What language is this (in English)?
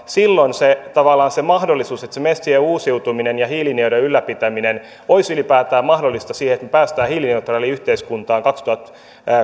Finnish